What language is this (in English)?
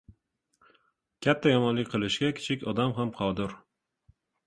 Uzbek